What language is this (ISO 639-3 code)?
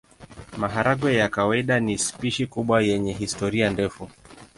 swa